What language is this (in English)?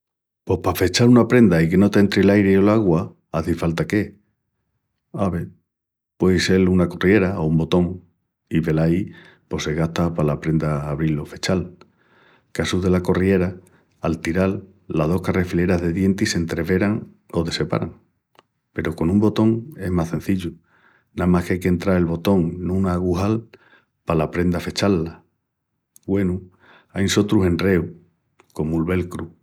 Extremaduran